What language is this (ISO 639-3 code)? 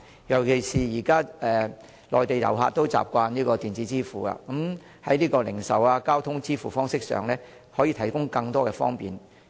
yue